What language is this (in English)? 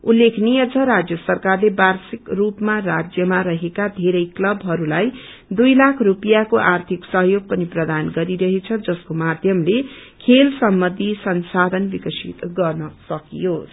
Nepali